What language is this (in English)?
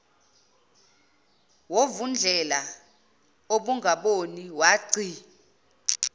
Zulu